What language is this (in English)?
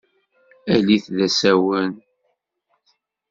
Kabyle